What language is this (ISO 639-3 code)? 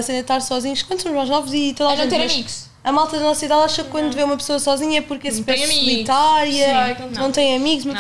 por